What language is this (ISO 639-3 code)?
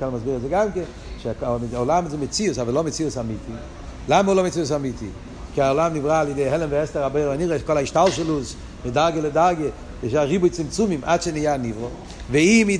heb